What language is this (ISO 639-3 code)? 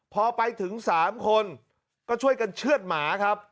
tha